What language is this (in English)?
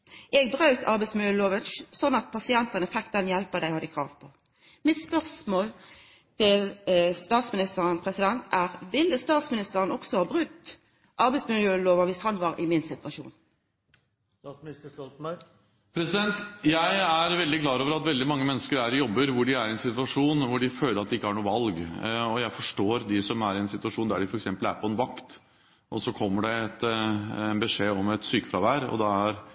Norwegian